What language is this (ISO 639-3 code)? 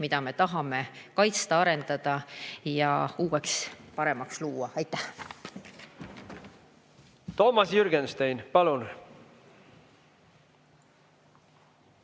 est